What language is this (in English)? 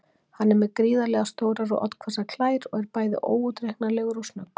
Icelandic